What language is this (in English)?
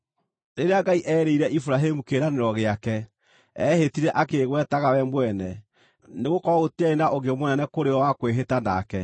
Kikuyu